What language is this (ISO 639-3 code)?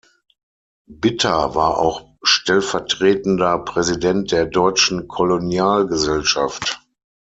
deu